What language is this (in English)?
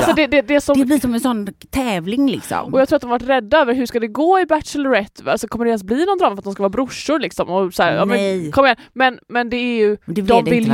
Swedish